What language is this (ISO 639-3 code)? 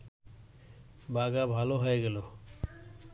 ben